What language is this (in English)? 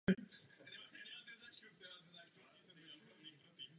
Czech